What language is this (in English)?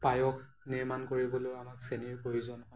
Assamese